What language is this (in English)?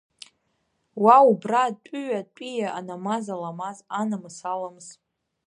Abkhazian